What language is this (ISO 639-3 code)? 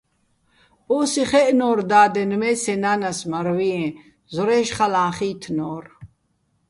bbl